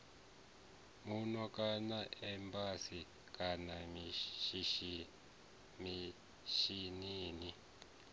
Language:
Venda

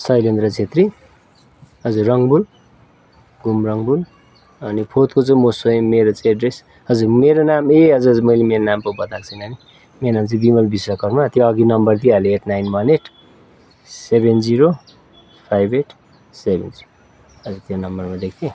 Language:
Nepali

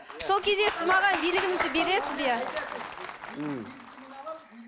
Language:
Kazakh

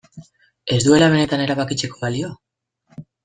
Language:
Basque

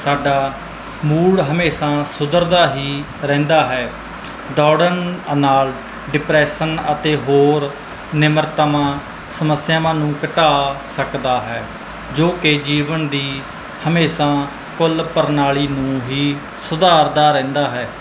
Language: Punjabi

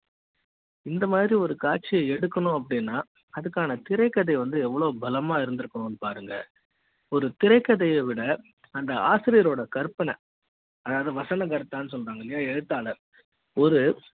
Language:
Tamil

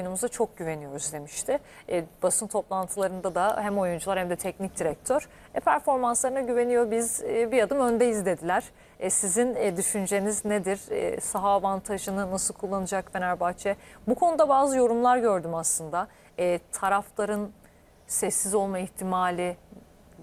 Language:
Turkish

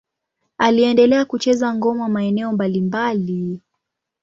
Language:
Swahili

